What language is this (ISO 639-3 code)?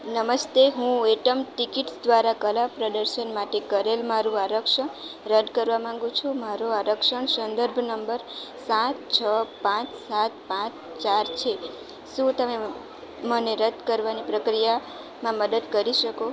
guj